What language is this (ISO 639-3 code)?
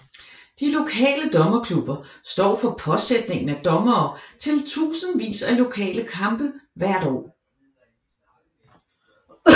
dan